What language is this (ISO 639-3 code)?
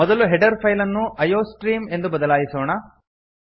kan